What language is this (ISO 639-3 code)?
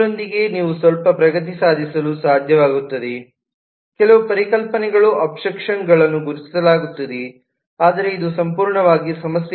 kan